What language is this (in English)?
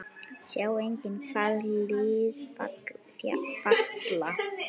Icelandic